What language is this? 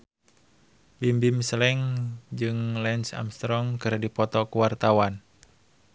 Sundanese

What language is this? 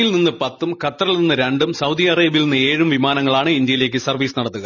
Malayalam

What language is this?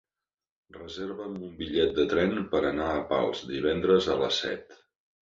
Catalan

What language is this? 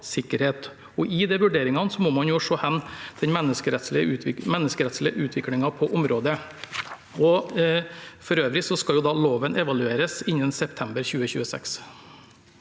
Norwegian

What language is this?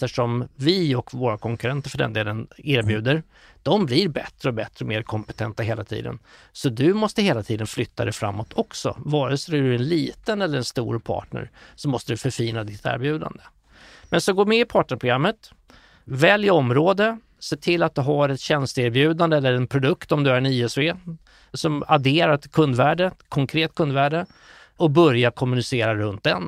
Swedish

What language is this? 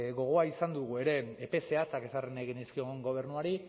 Basque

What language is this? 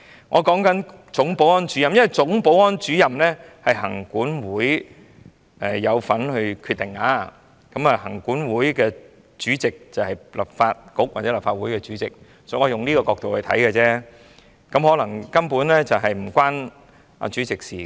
Cantonese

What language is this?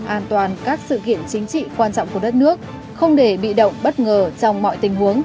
Vietnamese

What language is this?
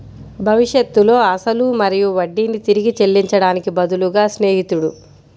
Telugu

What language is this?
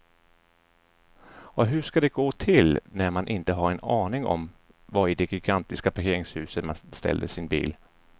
Swedish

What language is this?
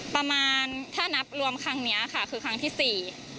Thai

